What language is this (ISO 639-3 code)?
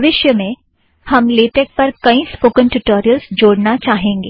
hin